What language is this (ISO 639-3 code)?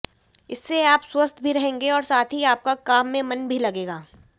hin